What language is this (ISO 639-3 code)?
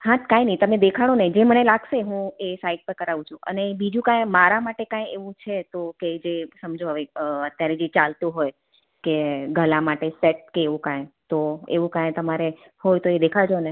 guj